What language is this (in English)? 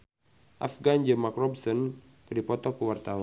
Sundanese